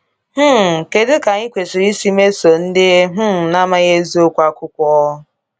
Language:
Igbo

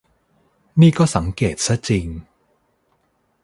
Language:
Thai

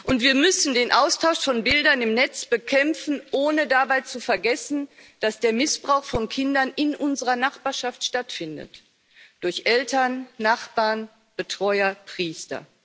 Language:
German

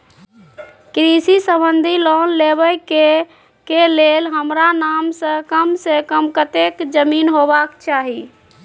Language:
Maithili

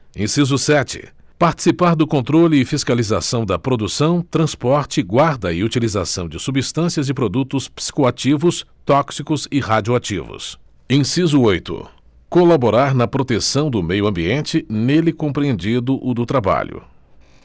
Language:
Portuguese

